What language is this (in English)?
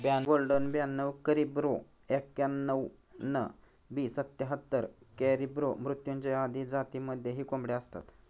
Marathi